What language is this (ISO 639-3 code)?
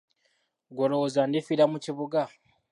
lug